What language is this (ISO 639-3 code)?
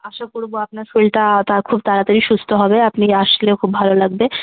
ben